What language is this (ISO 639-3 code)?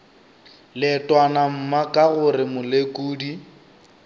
nso